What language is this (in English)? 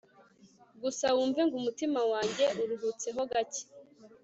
Kinyarwanda